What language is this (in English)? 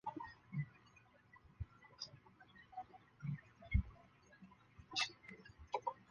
Chinese